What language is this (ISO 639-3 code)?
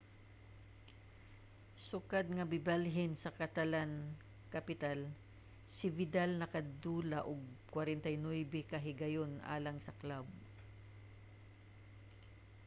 ceb